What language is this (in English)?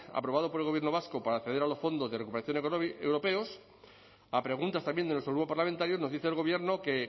Spanish